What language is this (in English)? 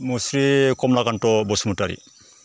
Bodo